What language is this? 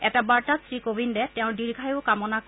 Assamese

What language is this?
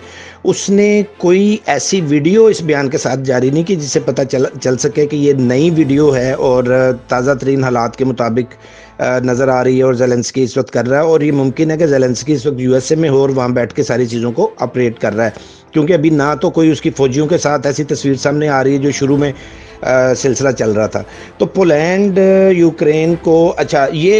Urdu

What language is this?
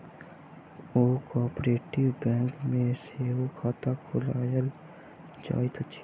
Maithili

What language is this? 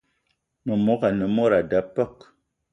Eton (Cameroon)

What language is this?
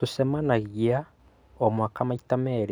Kikuyu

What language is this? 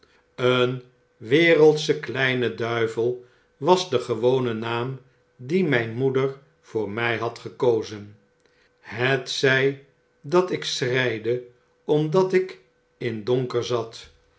Dutch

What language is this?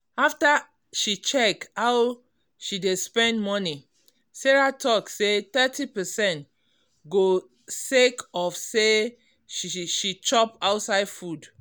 Nigerian Pidgin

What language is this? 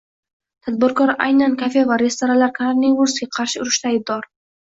Uzbek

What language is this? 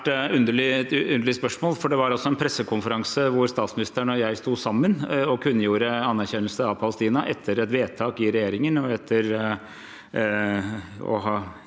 Norwegian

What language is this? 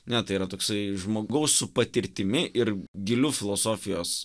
Lithuanian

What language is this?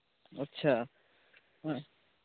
Santali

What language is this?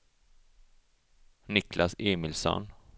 Swedish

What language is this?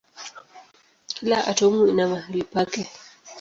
Swahili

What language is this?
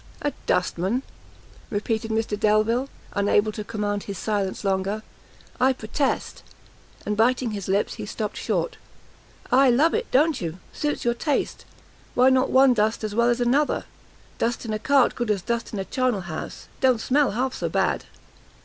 English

